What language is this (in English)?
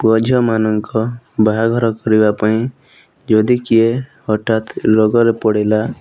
Odia